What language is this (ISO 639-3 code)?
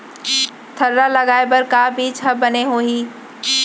hne